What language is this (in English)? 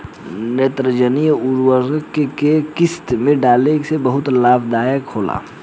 Bhojpuri